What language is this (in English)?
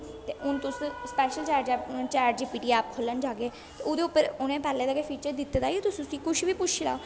Dogri